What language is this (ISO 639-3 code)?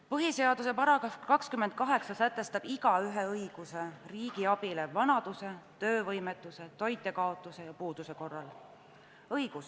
est